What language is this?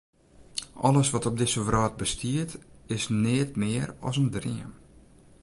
Western Frisian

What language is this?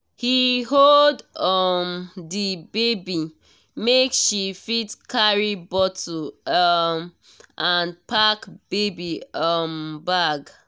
Nigerian Pidgin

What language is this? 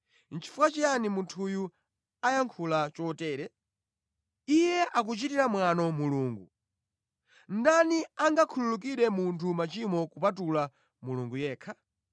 Nyanja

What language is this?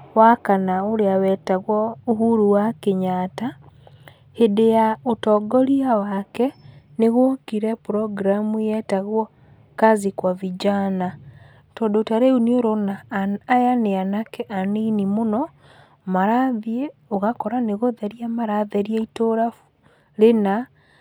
Kikuyu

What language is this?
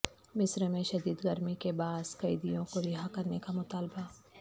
Urdu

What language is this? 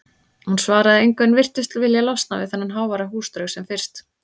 Icelandic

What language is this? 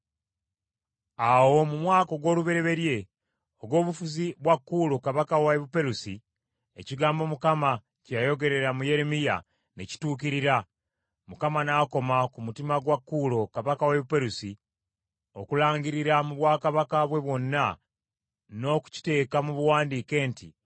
Ganda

